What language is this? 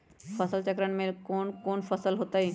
Magahi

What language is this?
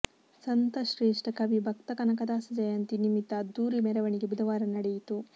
Kannada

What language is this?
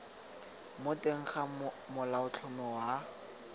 Tswana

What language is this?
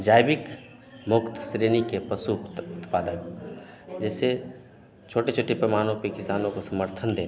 Hindi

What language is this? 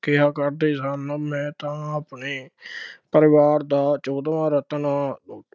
Punjabi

